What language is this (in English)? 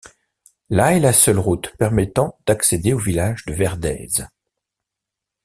French